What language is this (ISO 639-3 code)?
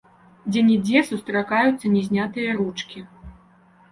bel